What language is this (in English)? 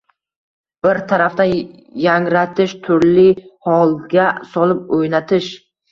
Uzbek